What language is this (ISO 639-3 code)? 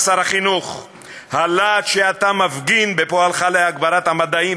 heb